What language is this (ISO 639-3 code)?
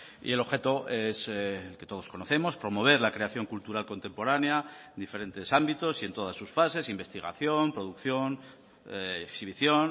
spa